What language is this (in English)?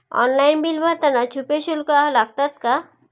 Marathi